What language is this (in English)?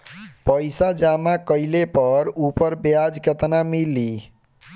Bhojpuri